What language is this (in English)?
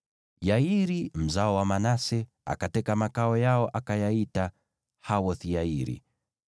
Swahili